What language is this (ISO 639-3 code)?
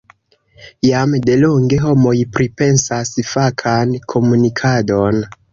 epo